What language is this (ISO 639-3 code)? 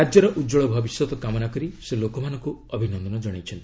ori